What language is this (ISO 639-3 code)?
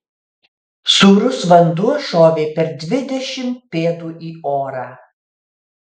lit